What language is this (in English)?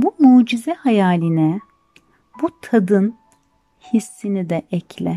Turkish